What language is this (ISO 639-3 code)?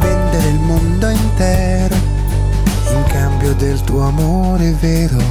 ita